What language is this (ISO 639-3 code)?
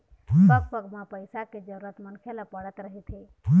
hne